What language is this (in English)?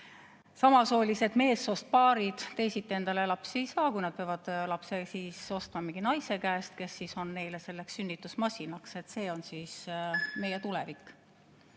Estonian